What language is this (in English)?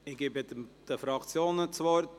Swiss German